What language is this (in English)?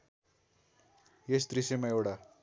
Nepali